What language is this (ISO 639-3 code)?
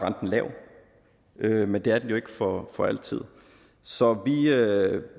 dan